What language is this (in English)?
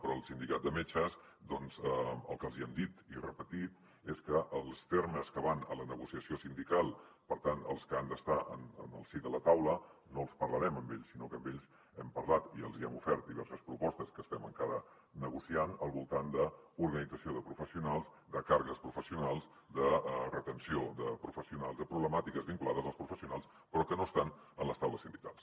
Catalan